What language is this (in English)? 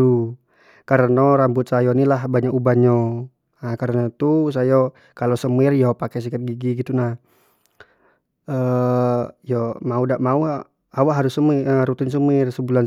Jambi Malay